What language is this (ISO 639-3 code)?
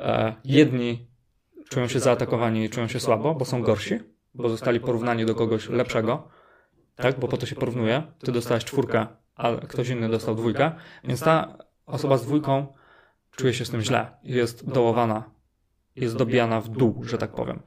pol